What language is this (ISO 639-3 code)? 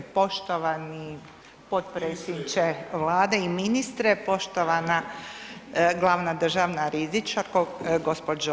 hrv